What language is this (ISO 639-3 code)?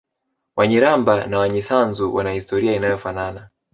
swa